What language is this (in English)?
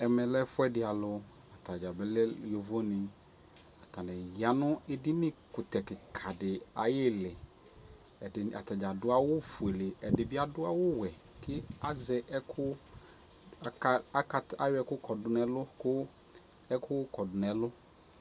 Ikposo